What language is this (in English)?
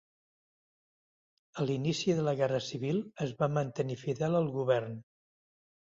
Catalan